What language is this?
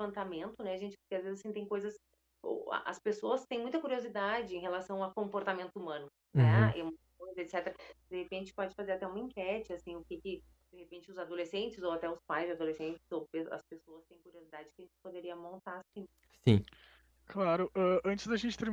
Portuguese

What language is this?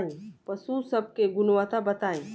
Bhojpuri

